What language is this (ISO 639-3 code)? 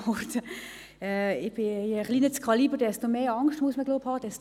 gsw